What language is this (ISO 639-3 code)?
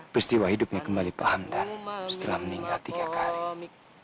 ind